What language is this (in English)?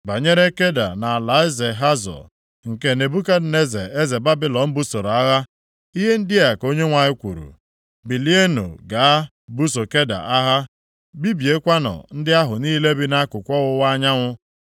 Igbo